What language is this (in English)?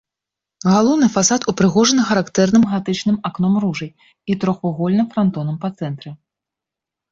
Belarusian